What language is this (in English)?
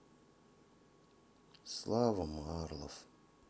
Russian